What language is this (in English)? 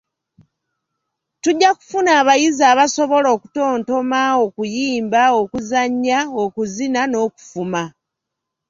Ganda